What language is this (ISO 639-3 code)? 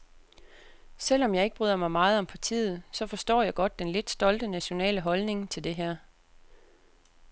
dan